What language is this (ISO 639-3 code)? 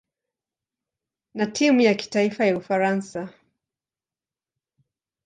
swa